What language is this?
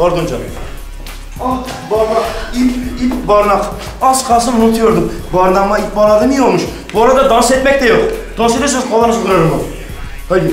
Turkish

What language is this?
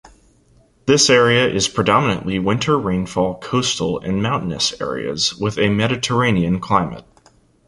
English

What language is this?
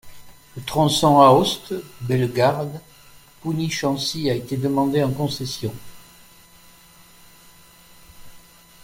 French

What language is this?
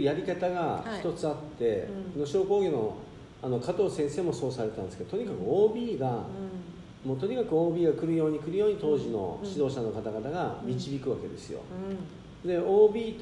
Japanese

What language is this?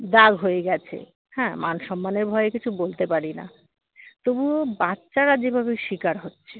Bangla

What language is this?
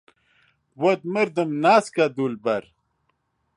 Central Kurdish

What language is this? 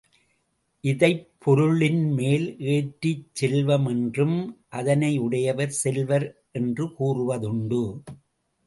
Tamil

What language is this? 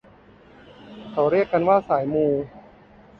Thai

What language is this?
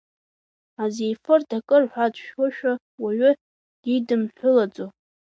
Abkhazian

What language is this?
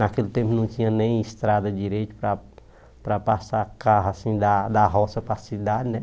Portuguese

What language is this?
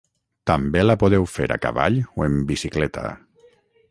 Catalan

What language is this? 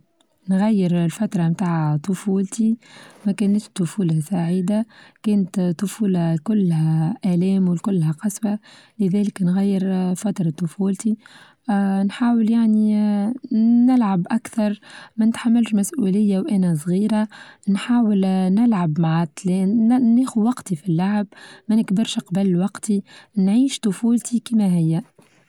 Tunisian Arabic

